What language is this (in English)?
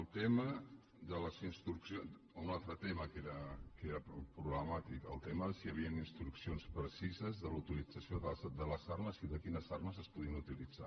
Catalan